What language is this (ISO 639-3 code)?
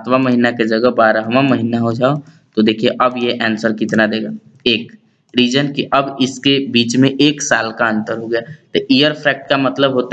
hin